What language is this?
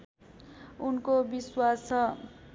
Nepali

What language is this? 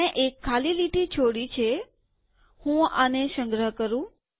Gujarati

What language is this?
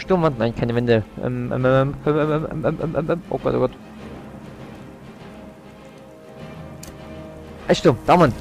German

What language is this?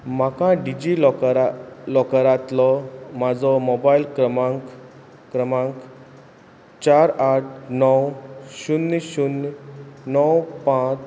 Konkani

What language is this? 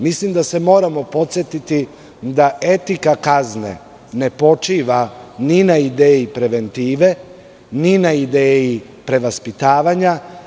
Serbian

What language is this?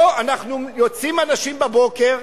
Hebrew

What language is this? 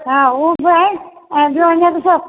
Sindhi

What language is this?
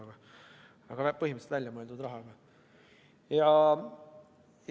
Estonian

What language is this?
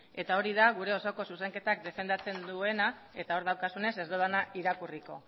Basque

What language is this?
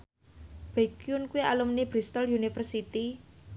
Javanese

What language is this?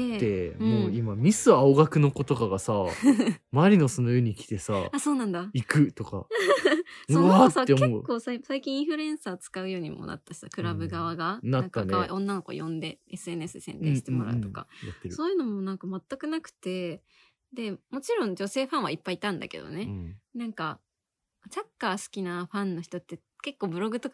Japanese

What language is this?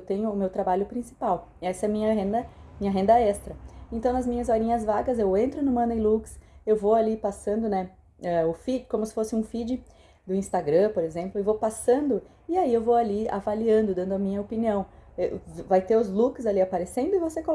Portuguese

